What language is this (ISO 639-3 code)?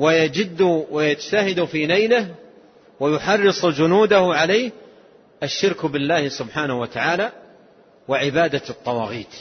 ara